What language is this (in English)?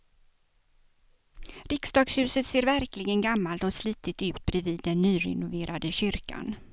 Swedish